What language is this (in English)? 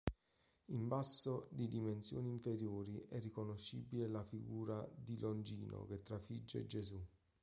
Italian